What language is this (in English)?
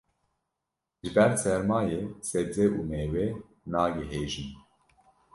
Kurdish